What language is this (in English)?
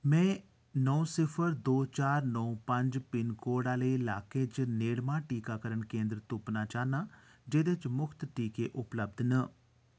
Dogri